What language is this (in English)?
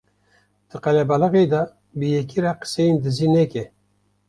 Kurdish